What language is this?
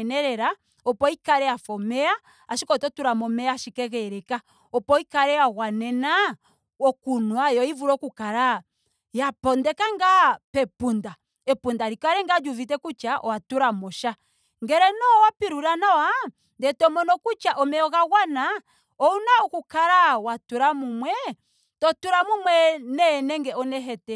Ndonga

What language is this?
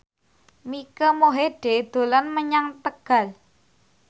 Javanese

